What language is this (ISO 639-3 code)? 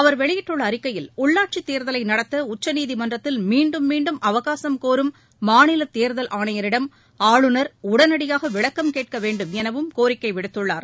tam